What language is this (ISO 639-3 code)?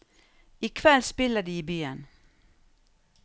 nor